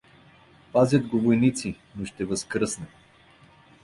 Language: Bulgarian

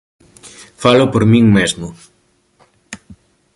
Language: Galician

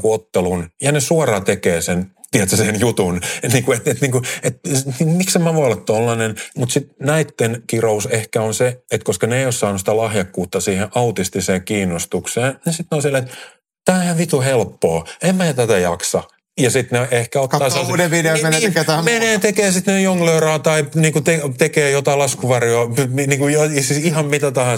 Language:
Finnish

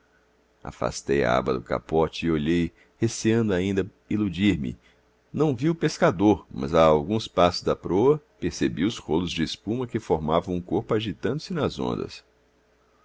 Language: Portuguese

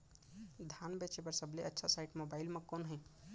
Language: Chhattisgarhi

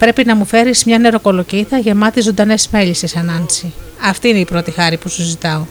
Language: Greek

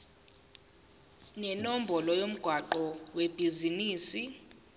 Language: Zulu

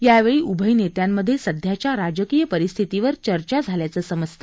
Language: Marathi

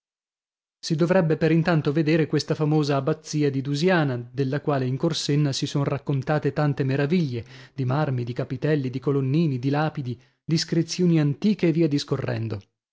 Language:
Italian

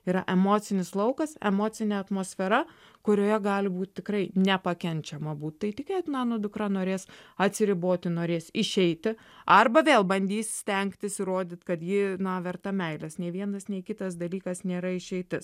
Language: Lithuanian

